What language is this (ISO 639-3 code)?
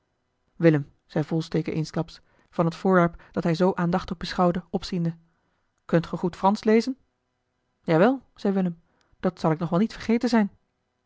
nld